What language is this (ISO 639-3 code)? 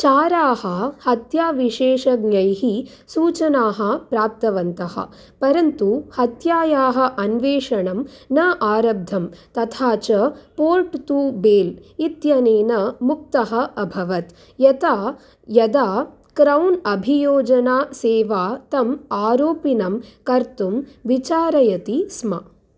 san